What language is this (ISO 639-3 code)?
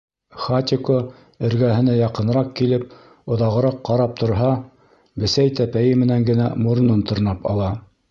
bak